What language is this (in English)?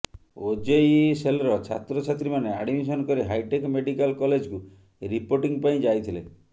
Odia